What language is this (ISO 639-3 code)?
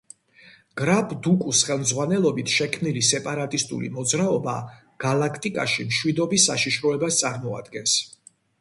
kat